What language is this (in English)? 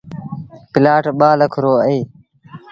Sindhi Bhil